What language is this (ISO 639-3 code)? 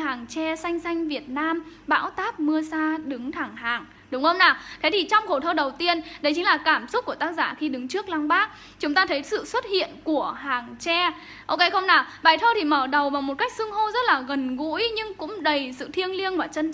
vie